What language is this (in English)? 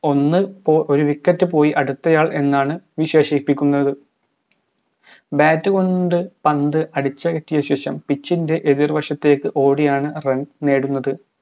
Malayalam